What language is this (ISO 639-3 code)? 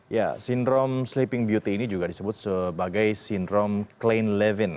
ind